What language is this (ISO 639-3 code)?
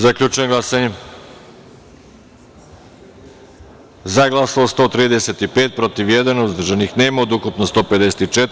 srp